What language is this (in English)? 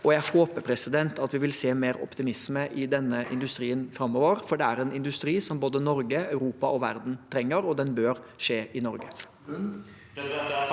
Norwegian